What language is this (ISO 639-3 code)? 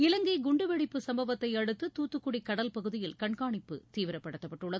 tam